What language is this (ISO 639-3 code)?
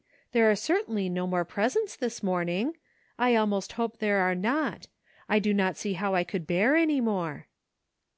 eng